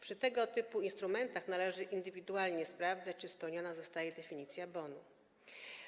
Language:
Polish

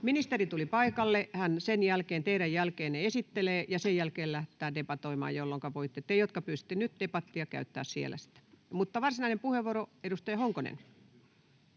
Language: Finnish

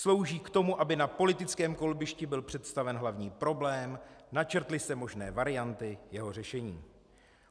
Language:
Czech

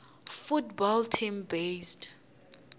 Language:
Tsonga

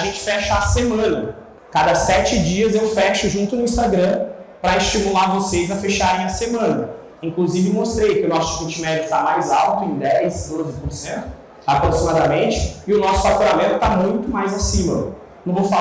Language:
Portuguese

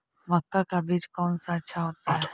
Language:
Magahi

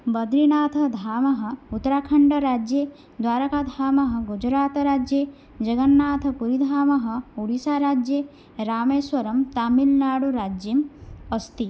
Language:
Sanskrit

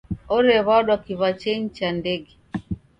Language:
Taita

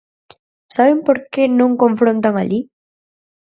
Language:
Galician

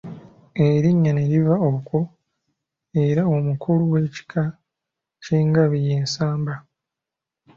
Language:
Ganda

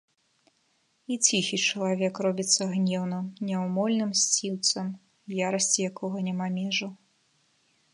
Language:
Belarusian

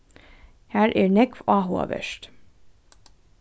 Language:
Faroese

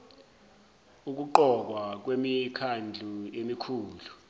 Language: Zulu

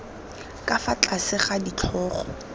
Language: Tswana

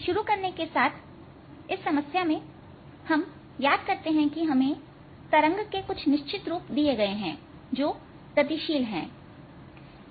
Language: Hindi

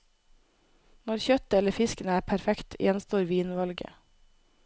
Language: Norwegian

